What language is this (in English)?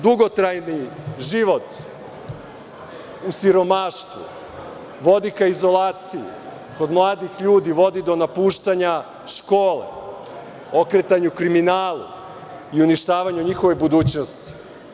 Serbian